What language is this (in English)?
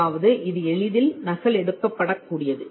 Tamil